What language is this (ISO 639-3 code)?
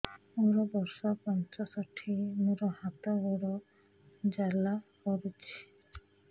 ori